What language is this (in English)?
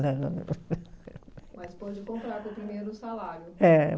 Portuguese